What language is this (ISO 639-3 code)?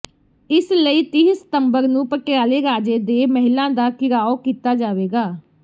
pan